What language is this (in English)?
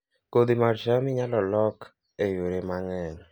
Luo (Kenya and Tanzania)